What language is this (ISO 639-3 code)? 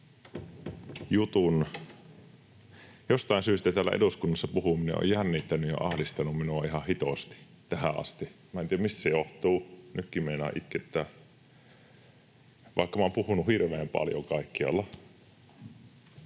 fin